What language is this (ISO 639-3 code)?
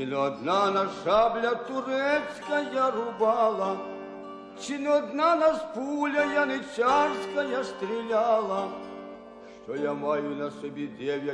slk